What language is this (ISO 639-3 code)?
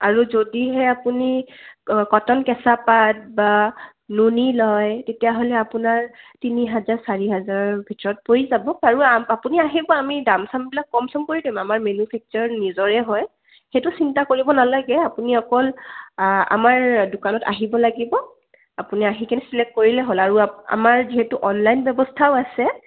asm